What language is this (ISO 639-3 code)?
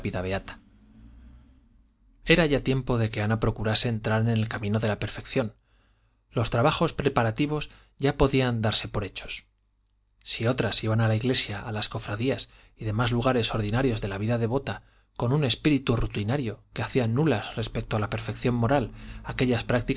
spa